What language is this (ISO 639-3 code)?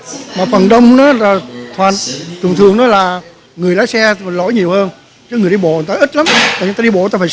vie